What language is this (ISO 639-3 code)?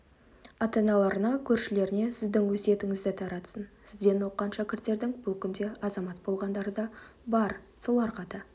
kaz